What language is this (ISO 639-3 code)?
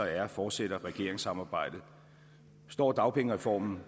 dan